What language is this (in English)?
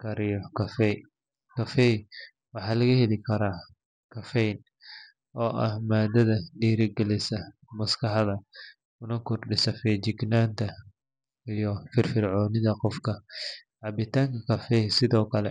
Somali